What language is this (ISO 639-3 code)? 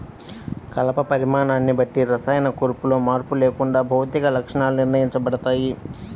tel